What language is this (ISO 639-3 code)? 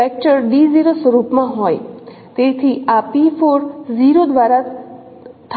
guj